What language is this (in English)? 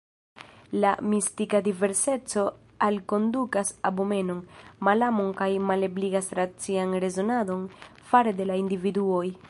Esperanto